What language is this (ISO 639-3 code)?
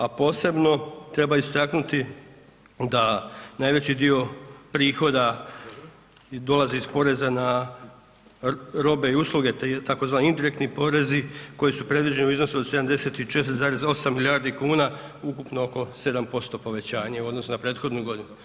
hrv